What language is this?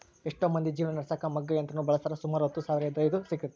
Kannada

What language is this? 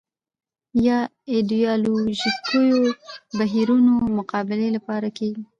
Pashto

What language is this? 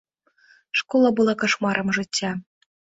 Belarusian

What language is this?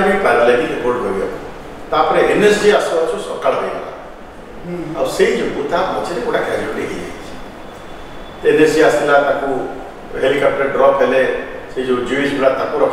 Romanian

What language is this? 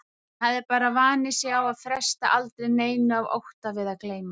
Icelandic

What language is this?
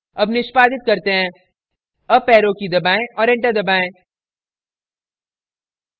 Hindi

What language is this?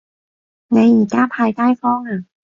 Cantonese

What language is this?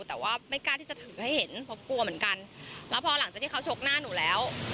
Thai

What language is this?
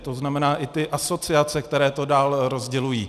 Czech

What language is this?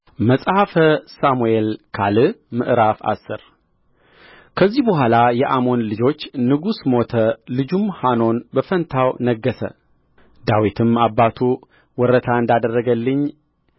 Amharic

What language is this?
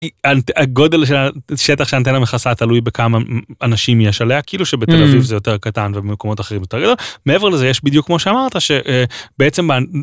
Hebrew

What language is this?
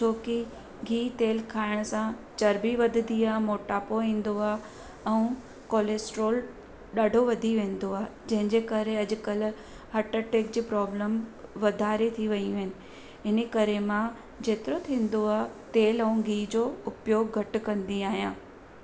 Sindhi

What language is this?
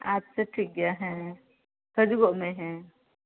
Santali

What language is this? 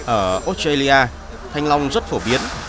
Vietnamese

